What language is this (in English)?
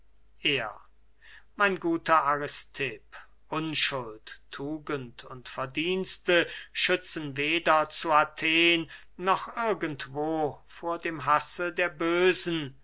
German